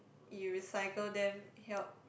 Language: English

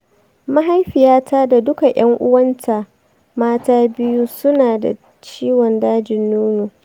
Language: Hausa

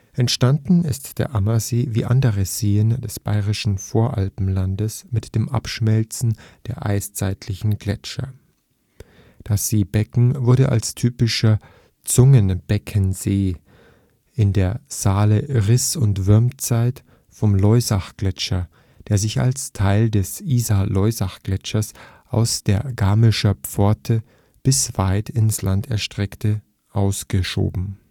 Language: German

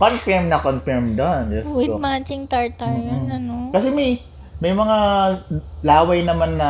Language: Filipino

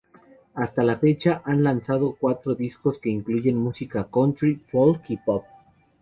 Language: Spanish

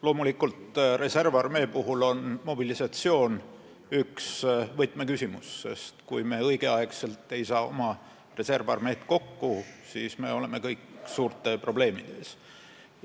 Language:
Estonian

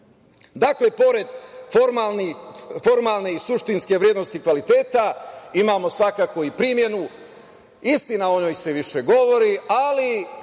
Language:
Serbian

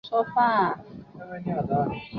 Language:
Chinese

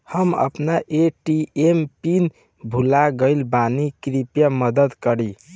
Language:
Bhojpuri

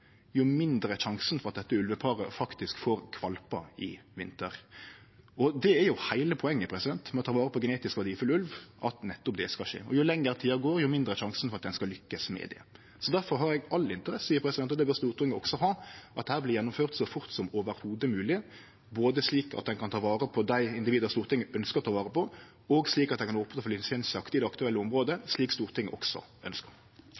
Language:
Norwegian Nynorsk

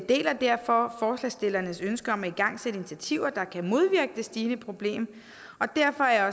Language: Danish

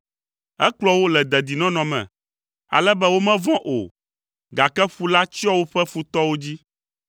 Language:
Ewe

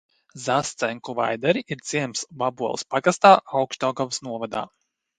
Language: Latvian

